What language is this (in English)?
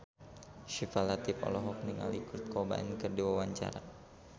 Sundanese